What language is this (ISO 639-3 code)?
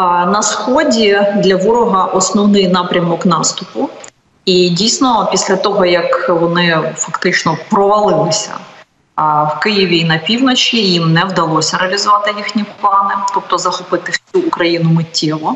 ukr